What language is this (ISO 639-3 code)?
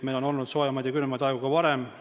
est